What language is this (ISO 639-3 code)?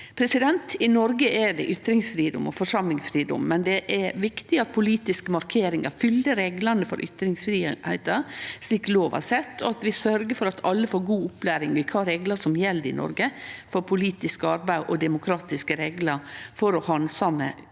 nor